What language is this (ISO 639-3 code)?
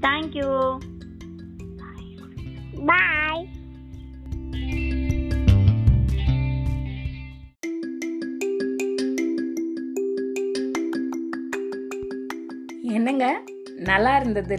tam